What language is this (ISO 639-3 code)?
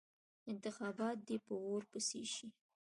pus